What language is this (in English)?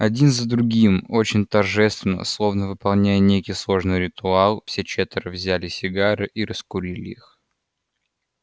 Russian